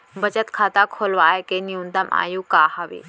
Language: Chhattisgarhi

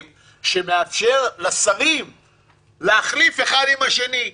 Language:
Hebrew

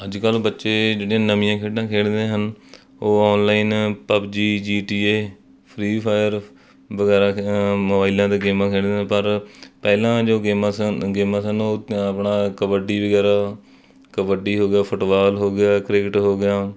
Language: Punjabi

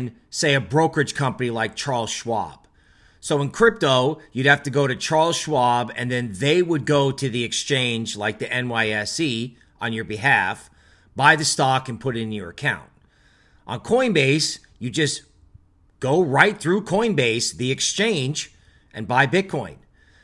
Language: English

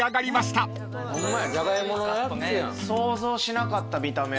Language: Japanese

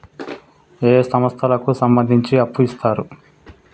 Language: Telugu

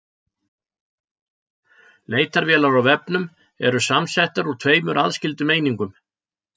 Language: Icelandic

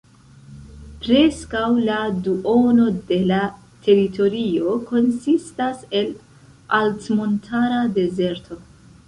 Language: Esperanto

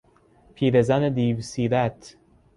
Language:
Persian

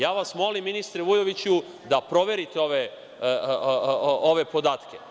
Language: Serbian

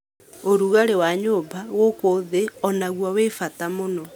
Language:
Kikuyu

